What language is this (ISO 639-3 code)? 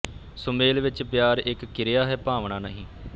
pan